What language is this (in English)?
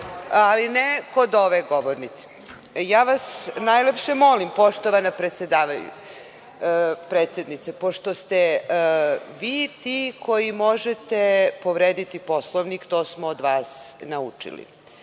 Serbian